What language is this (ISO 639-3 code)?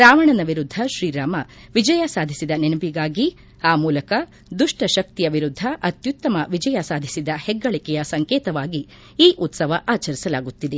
kan